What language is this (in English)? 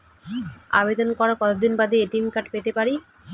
Bangla